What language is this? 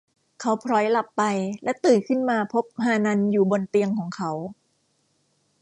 Thai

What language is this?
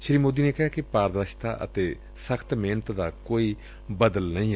Punjabi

